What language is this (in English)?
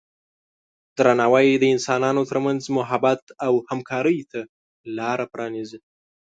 Pashto